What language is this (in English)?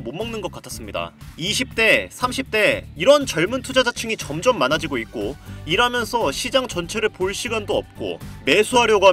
Korean